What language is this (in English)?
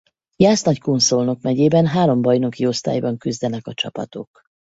Hungarian